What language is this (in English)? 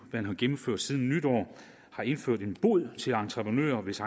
Danish